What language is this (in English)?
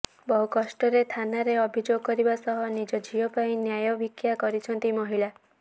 Odia